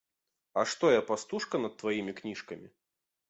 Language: Belarusian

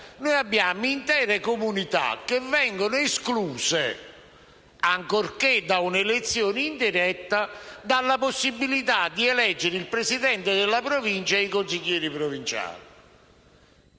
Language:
Italian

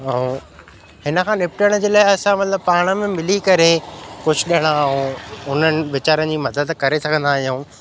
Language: Sindhi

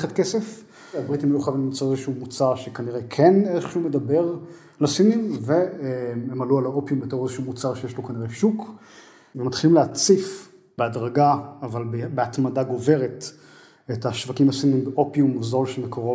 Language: Hebrew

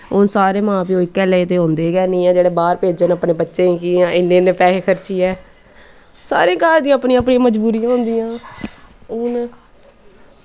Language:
Dogri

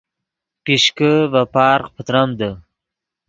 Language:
Yidgha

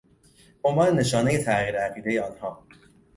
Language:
Persian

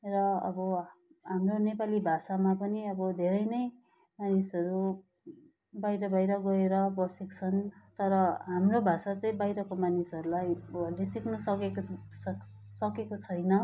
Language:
Nepali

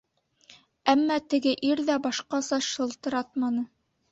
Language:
Bashkir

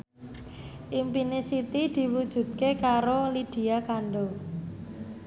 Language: Javanese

